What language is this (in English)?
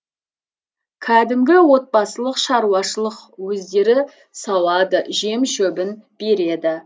Kazakh